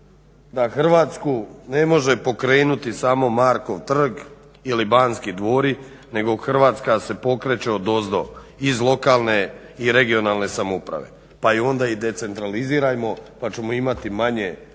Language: Croatian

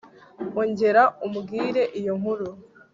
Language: Kinyarwanda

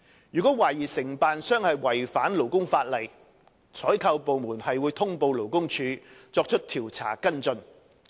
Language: Cantonese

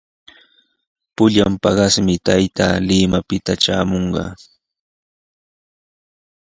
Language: Sihuas Ancash Quechua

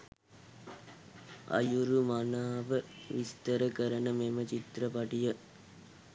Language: Sinhala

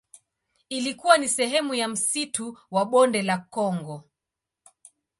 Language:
Swahili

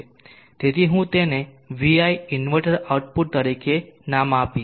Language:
Gujarati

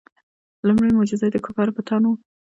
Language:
Pashto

